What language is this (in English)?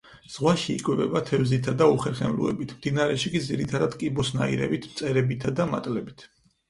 Georgian